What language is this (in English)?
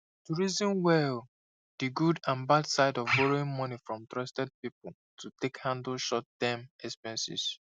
Nigerian Pidgin